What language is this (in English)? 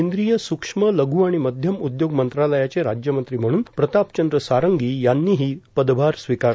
Marathi